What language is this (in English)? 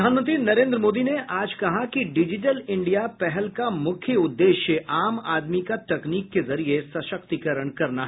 Hindi